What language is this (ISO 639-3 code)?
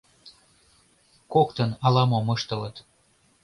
chm